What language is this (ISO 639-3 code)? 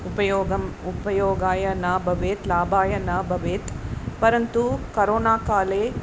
san